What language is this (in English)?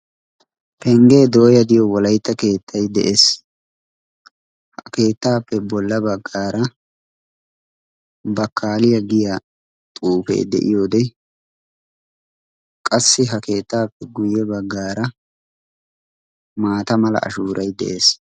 Wolaytta